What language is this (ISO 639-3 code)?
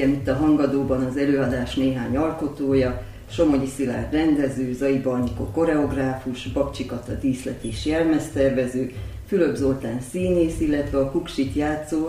hun